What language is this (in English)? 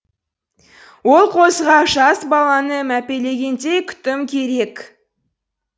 Kazakh